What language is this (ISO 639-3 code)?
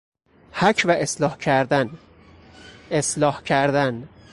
fas